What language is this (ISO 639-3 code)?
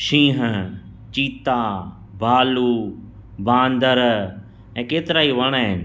snd